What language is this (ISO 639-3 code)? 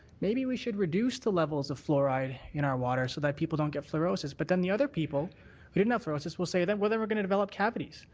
eng